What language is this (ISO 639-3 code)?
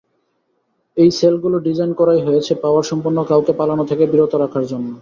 ben